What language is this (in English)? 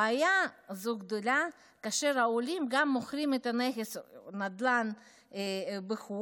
Hebrew